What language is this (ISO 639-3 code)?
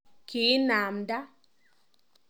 kln